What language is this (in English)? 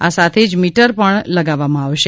Gujarati